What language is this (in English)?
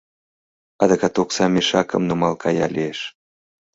Mari